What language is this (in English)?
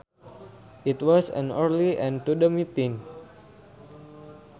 Sundanese